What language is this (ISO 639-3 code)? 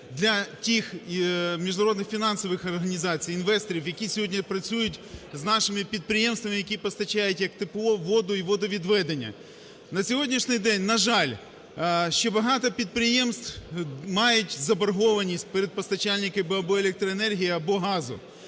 ukr